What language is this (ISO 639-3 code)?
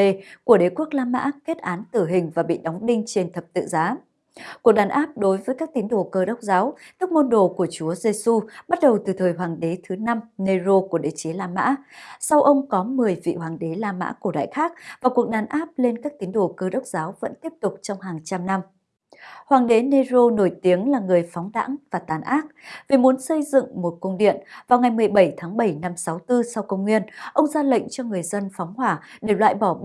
vie